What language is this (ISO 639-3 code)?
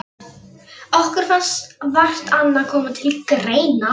isl